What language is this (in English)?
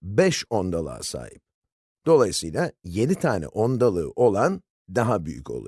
Turkish